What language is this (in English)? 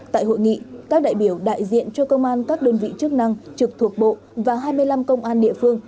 Vietnamese